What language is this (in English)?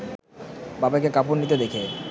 Bangla